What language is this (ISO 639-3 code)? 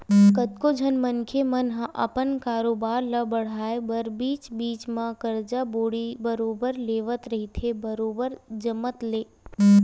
hne